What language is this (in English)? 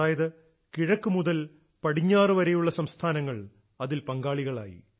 Malayalam